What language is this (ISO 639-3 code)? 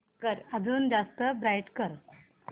mar